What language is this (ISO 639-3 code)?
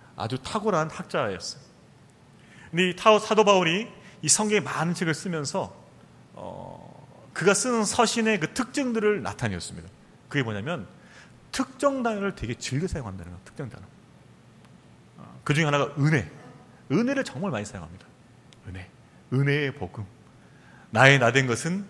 kor